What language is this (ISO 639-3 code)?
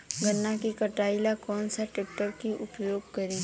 bho